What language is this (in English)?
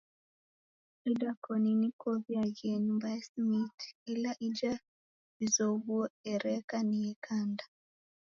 Taita